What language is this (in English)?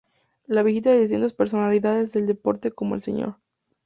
Spanish